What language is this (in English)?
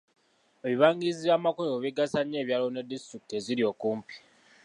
Ganda